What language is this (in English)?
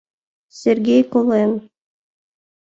Mari